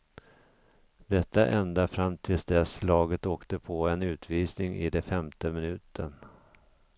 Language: Swedish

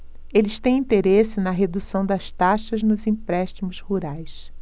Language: Portuguese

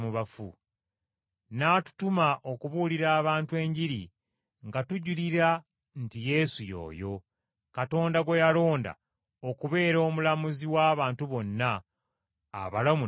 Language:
Ganda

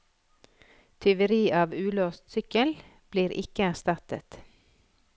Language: Norwegian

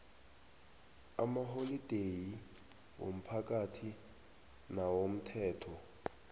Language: South Ndebele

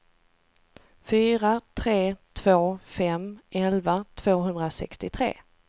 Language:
Swedish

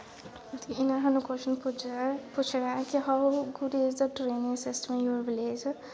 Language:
Dogri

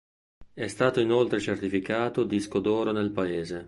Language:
Italian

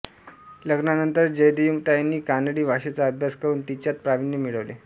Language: Marathi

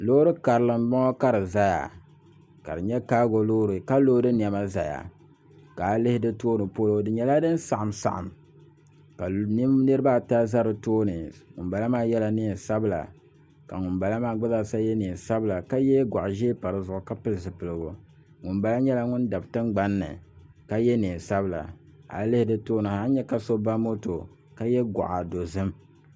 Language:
Dagbani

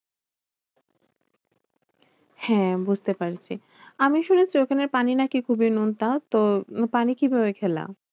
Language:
Bangla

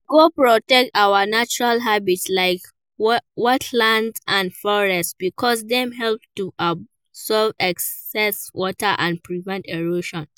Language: Nigerian Pidgin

